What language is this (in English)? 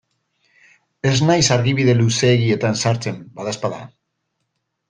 Basque